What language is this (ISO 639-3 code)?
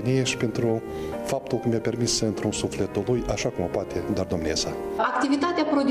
ron